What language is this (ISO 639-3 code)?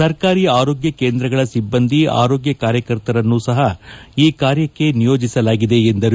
kan